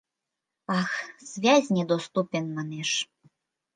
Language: Mari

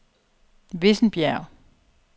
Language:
Danish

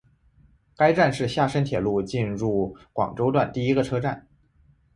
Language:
Chinese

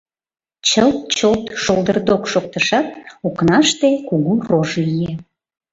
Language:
Mari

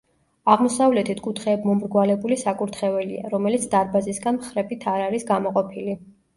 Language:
Georgian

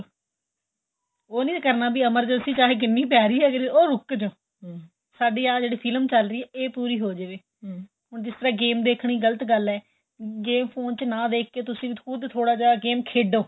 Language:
Punjabi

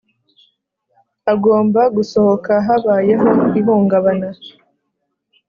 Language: Kinyarwanda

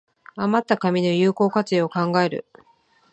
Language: Japanese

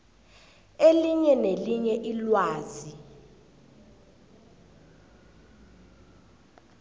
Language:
South Ndebele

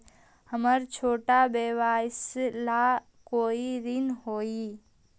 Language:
Magahi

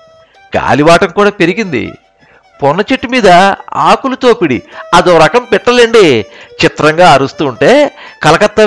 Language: Telugu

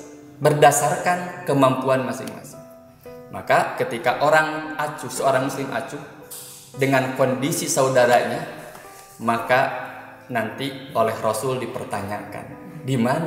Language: Indonesian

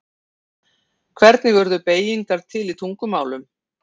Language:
Icelandic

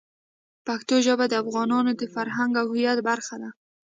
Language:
Pashto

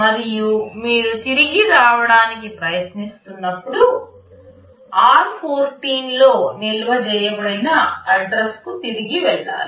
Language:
Telugu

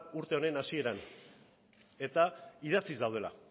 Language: Basque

